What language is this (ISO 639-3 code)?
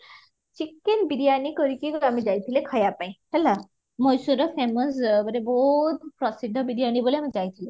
ori